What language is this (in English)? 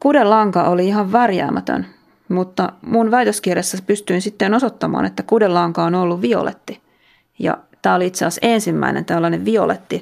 Finnish